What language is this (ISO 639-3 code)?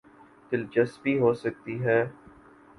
urd